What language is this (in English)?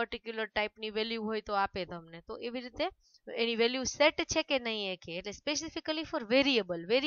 Hindi